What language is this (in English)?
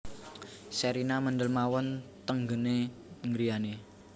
Javanese